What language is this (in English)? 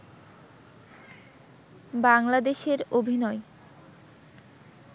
Bangla